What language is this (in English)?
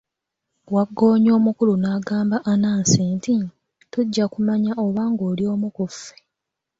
Ganda